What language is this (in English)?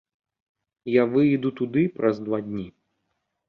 Belarusian